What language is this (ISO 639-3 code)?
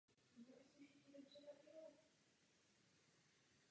ces